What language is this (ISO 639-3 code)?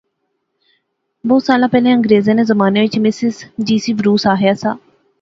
phr